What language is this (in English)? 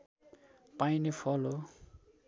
Nepali